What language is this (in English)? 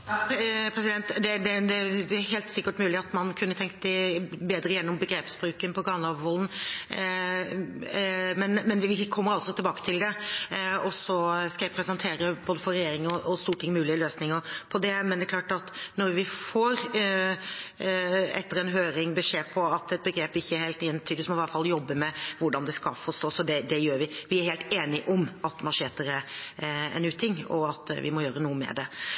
Norwegian Bokmål